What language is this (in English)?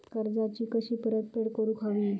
Marathi